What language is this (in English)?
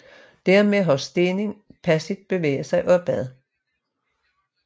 Danish